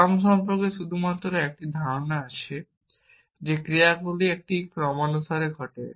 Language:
Bangla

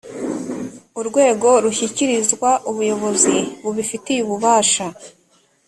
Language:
Kinyarwanda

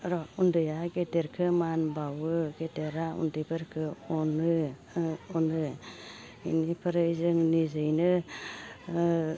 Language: Bodo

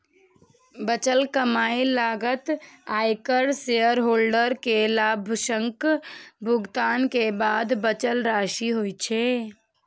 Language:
Maithili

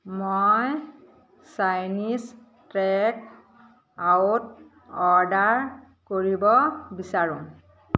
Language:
Assamese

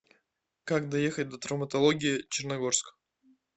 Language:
Russian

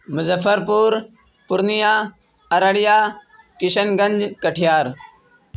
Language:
Urdu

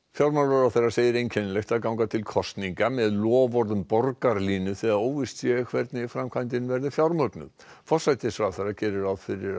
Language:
Icelandic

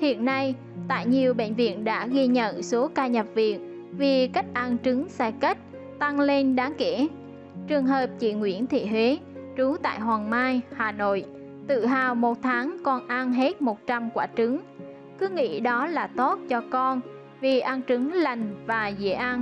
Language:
Vietnamese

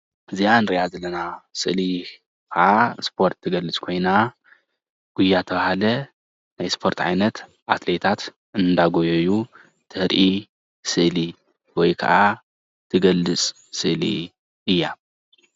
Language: Tigrinya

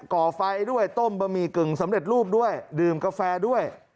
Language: Thai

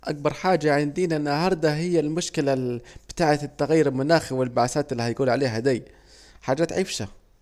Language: Saidi Arabic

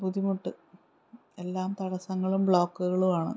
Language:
Malayalam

